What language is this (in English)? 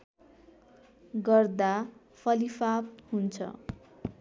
Nepali